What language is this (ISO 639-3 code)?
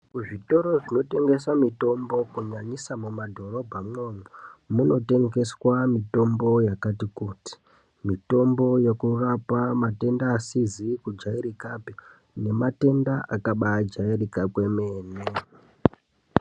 ndc